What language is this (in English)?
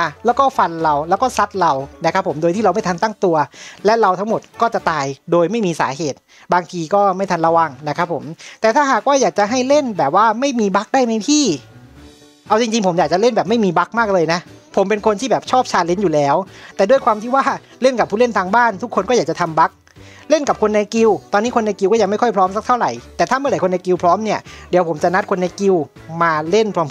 Thai